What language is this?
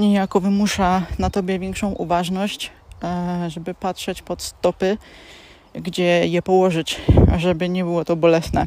Polish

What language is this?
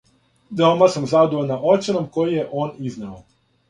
Serbian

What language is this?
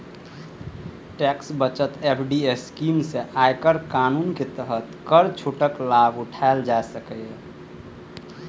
Maithili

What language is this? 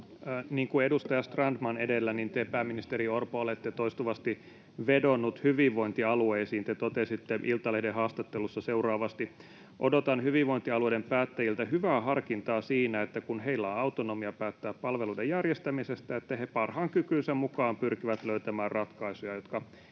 Finnish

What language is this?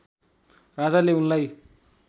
Nepali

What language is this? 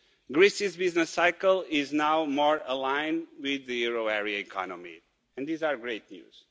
English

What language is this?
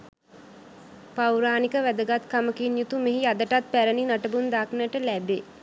Sinhala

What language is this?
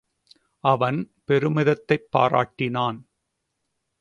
Tamil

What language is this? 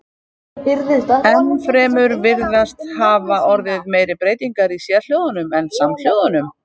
Icelandic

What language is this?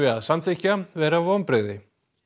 Icelandic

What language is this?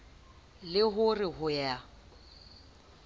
Southern Sotho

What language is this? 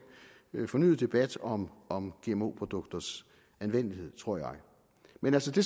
Danish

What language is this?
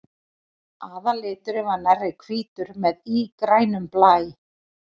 Icelandic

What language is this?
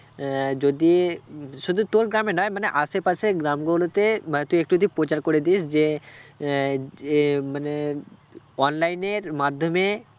Bangla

